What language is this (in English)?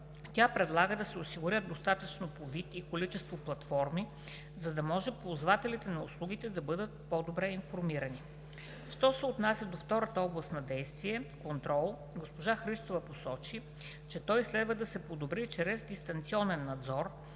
Bulgarian